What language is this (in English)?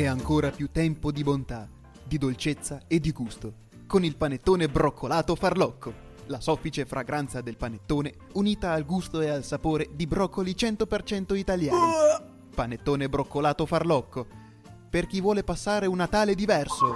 Italian